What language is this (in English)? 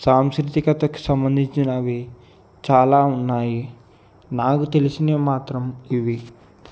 Telugu